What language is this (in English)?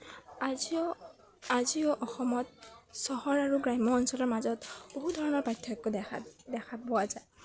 Assamese